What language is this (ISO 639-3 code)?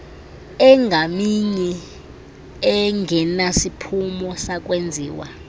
xho